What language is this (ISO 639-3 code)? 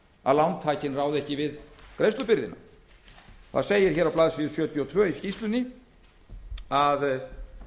isl